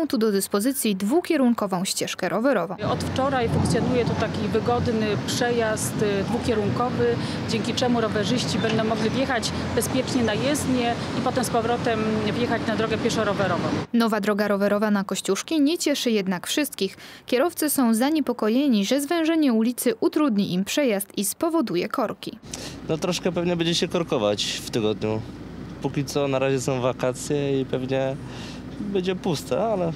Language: Polish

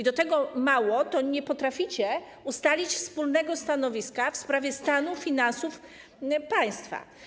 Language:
Polish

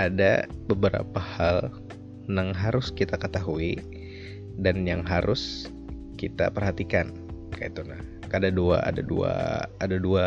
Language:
Indonesian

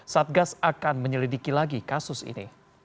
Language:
Indonesian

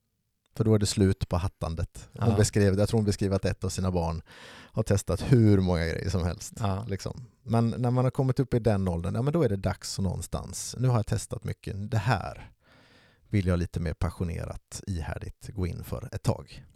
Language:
Swedish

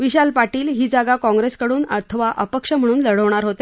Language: Marathi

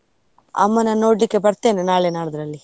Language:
Kannada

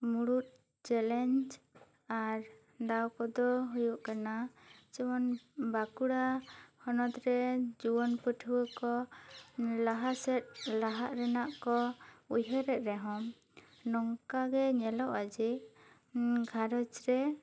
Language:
Santali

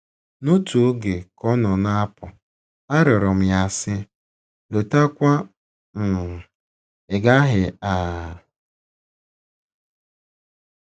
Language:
Igbo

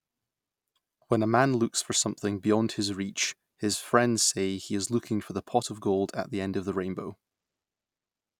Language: English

